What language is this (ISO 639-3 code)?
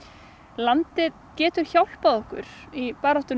isl